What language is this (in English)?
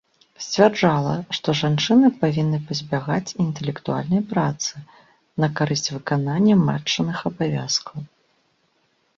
Belarusian